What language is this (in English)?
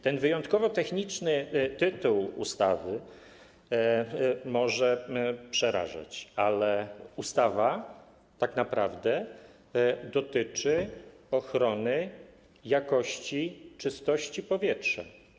Polish